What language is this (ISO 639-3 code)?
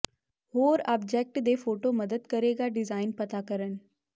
pan